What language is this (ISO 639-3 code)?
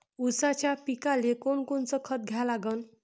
mar